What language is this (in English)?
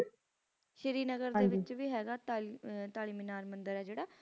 Punjabi